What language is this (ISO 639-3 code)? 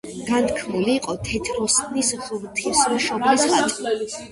kat